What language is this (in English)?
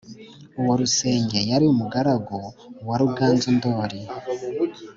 Kinyarwanda